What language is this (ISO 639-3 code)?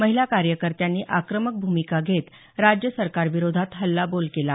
mar